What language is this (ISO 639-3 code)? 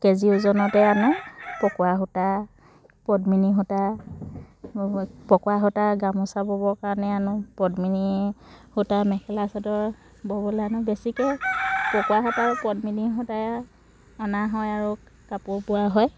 asm